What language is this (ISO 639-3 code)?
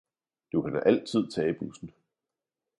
dan